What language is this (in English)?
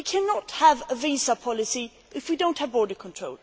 English